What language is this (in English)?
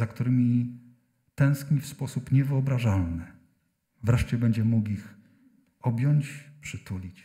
Polish